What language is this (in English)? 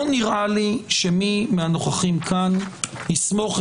Hebrew